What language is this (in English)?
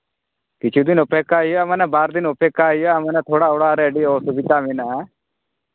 Santali